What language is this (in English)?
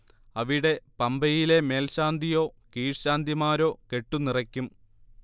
Malayalam